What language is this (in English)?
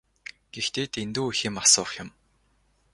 Mongolian